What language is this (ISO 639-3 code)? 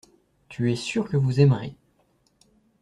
fra